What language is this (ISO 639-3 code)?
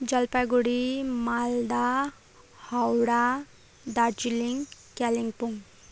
nep